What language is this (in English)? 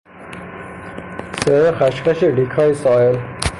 Persian